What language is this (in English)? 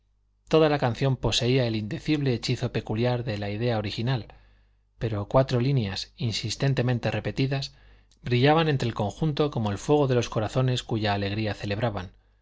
Spanish